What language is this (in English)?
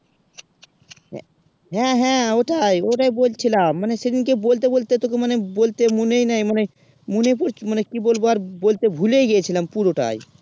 Bangla